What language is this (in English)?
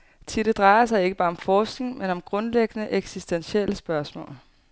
Danish